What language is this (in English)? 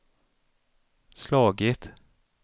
Swedish